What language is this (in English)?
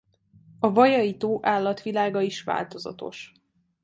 Hungarian